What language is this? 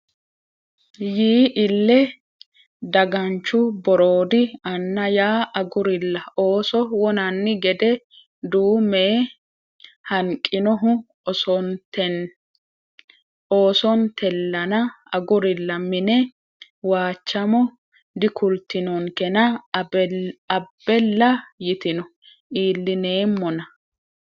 Sidamo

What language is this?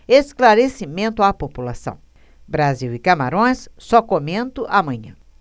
Portuguese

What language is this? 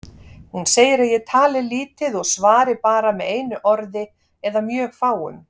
Icelandic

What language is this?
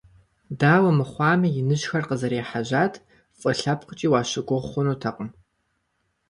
Kabardian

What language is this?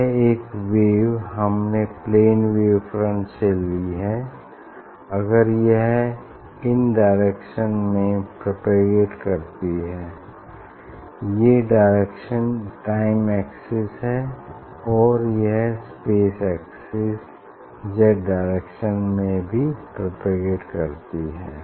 Hindi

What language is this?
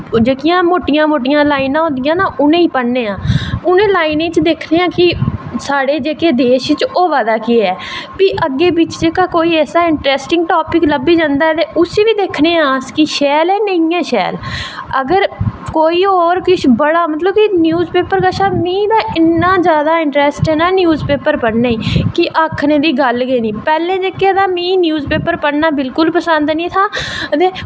Dogri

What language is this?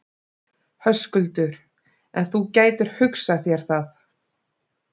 Icelandic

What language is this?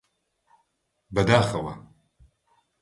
Central Kurdish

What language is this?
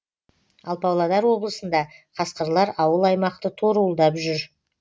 Kazakh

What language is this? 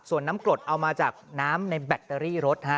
Thai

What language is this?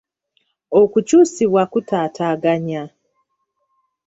Ganda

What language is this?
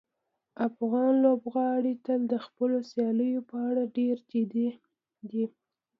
Pashto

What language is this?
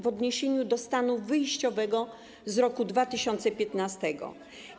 Polish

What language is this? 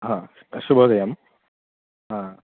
Sanskrit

